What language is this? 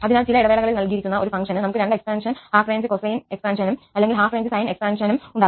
Malayalam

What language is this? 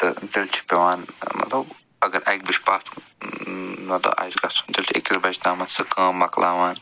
Kashmiri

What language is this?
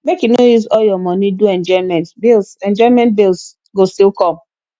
Nigerian Pidgin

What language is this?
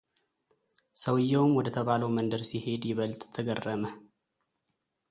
Amharic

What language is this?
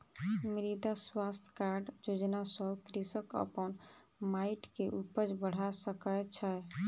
Maithili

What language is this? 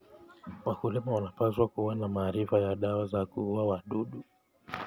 Kalenjin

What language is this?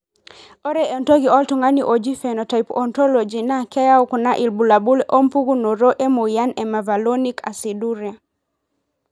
Masai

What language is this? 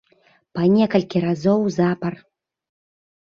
Belarusian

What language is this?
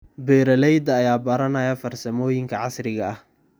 Somali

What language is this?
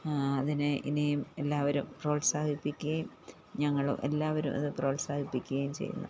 Malayalam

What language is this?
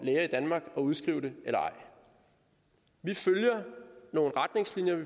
Danish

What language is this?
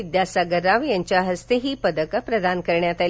Marathi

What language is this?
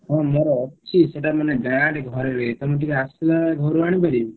Odia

